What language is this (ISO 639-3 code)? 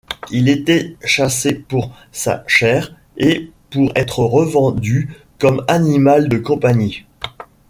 fra